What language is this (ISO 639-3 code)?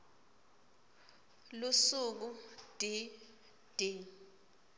ssw